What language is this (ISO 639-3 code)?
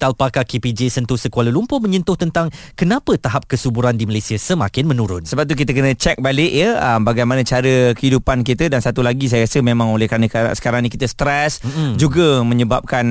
msa